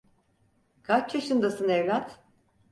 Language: Turkish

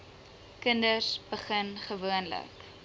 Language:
Afrikaans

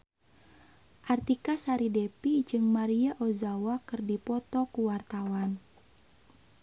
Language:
Sundanese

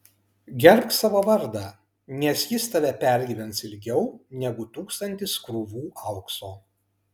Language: Lithuanian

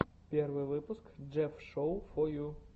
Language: Russian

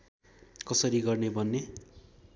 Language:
Nepali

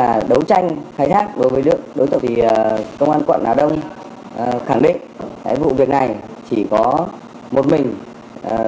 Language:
Vietnamese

